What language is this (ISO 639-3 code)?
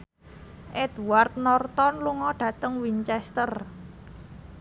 jav